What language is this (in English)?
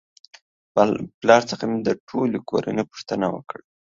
Pashto